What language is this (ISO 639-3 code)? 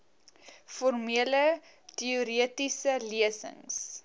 afr